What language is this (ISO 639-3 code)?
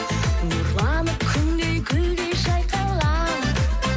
kaz